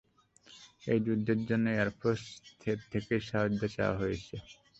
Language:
Bangla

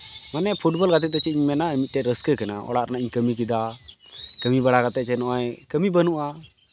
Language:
Santali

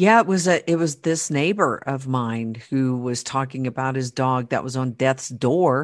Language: English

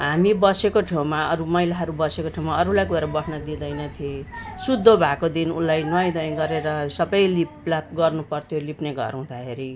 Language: Nepali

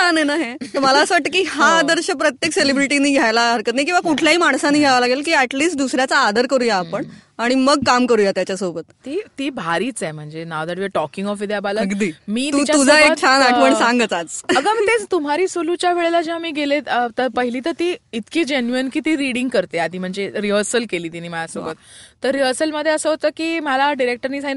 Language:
Marathi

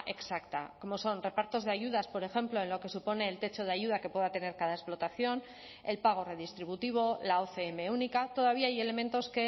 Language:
Spanish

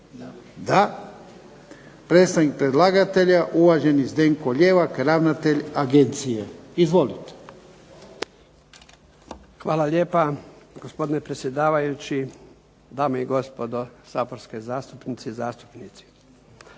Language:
Croatian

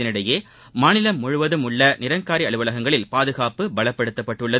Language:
Tamil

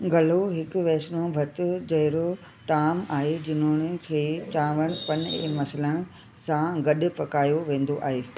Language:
Sindhi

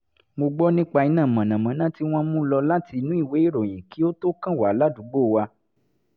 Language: Yoruba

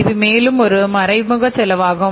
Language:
Tamil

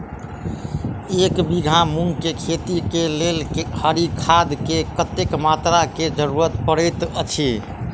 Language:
Maithili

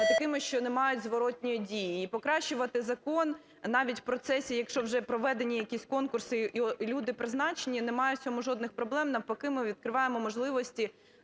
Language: Ukrainian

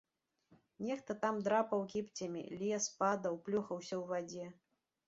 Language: Belarusian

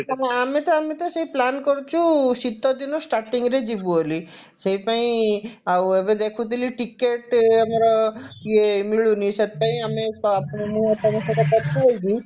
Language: Odia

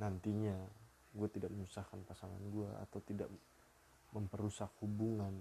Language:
Indonesian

